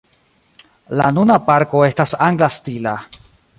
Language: Esperanto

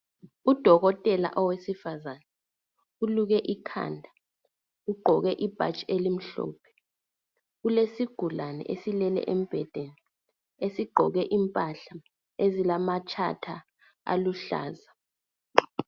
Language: North Ndebele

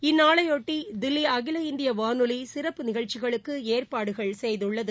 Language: Tamil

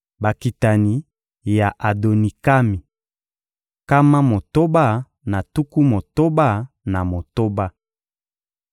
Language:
Lingala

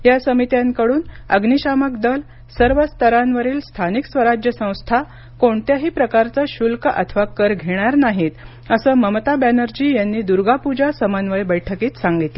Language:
Marathi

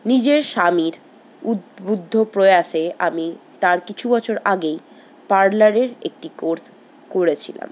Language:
Bangla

